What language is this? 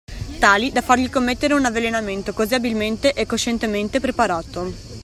Italian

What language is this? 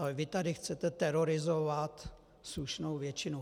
Czech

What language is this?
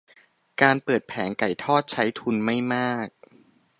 Thai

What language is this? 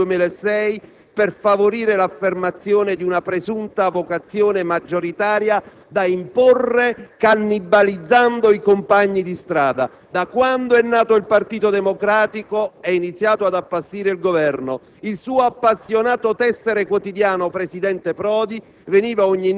Italian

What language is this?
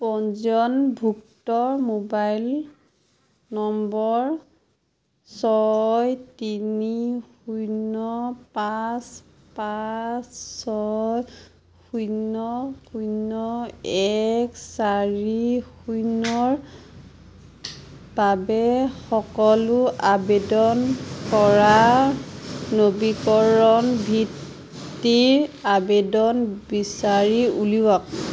Assamese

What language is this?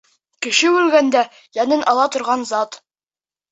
Bashkir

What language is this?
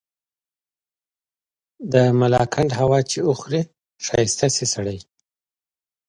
Pashto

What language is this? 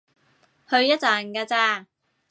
Cantonese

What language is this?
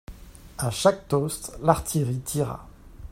French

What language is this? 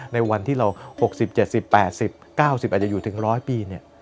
Thai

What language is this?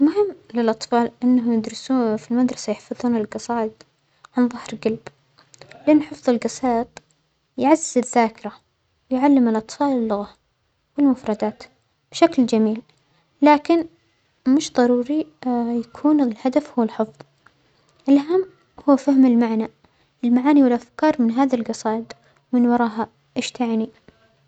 Omani Arabic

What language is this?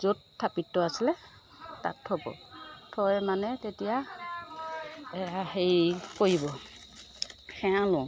Assamese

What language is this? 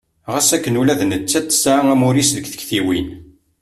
Kabyle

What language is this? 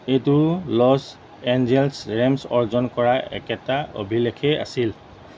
Assamese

